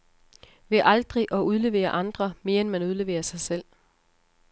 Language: Danish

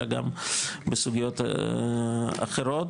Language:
Hebrew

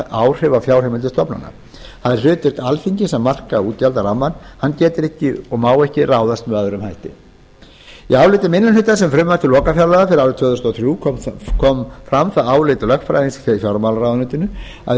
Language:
Icelandic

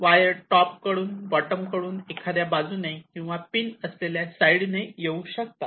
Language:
Marathi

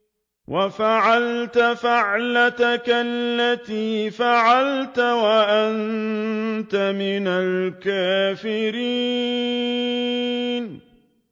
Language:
Arabic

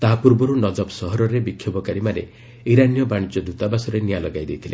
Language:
Odia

